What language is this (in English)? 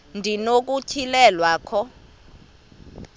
Xhosa